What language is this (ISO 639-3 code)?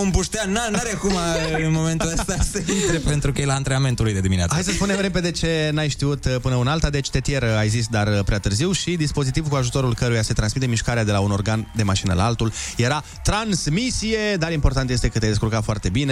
ron